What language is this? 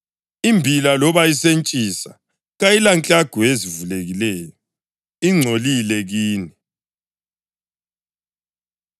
North Ndebele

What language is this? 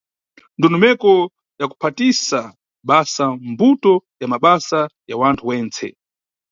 Nyungwe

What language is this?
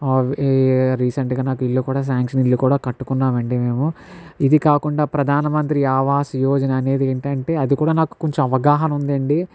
Telugu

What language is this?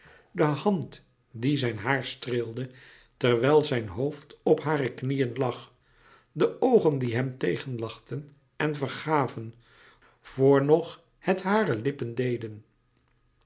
Dutch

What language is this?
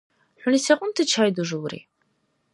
Dargwa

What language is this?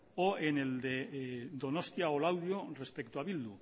Spanish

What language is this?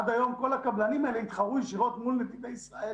Hebrew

